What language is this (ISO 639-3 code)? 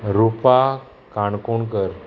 kok